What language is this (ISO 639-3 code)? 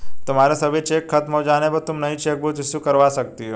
hin